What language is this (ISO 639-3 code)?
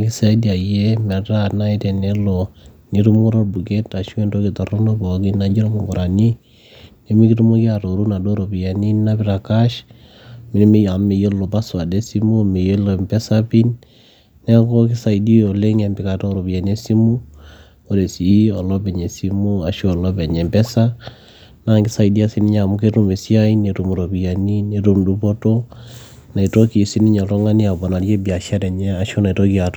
mas